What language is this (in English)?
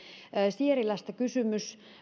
Finnish